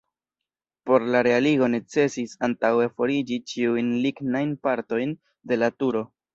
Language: Esperanto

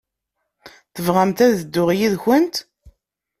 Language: Kabyle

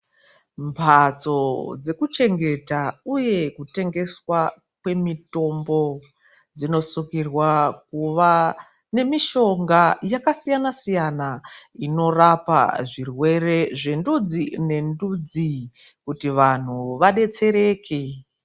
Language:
Ndau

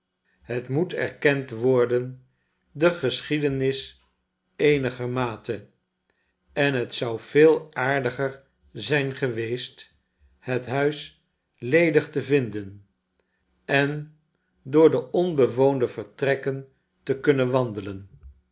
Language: Dutch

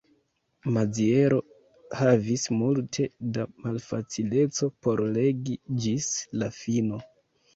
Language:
Esperanto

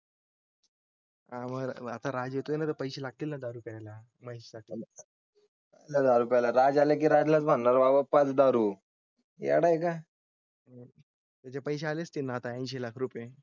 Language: Marathi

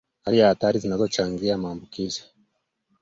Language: Swahili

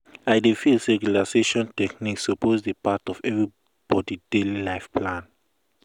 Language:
Nigerian Pidgin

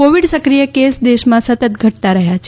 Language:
Gujarati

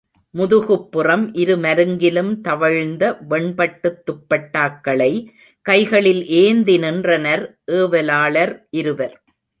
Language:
Tamil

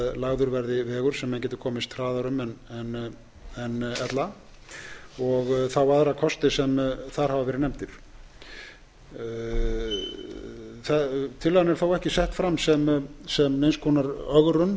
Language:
Icelandic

